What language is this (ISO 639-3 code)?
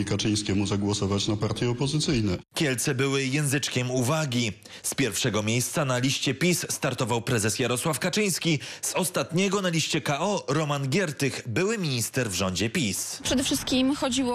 pol